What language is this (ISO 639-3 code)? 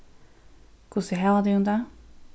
fao